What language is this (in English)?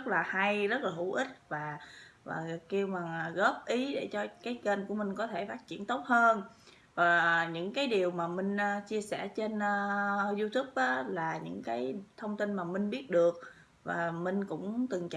Vietnamese